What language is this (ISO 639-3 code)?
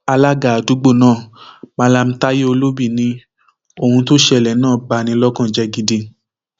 yor